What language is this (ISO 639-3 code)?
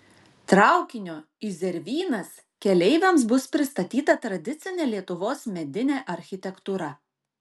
lit